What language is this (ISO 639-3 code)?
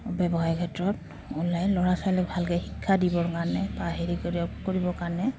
asm